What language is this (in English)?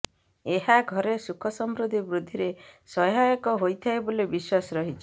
Odia